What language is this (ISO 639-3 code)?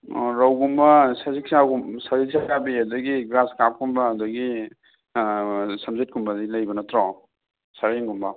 mni